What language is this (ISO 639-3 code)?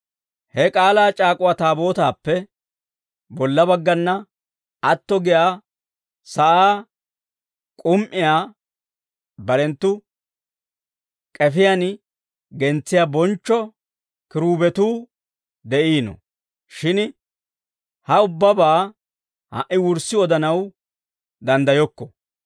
dwr